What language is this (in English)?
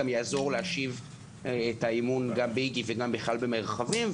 Hebrew